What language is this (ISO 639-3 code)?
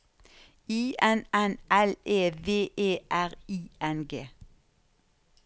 nor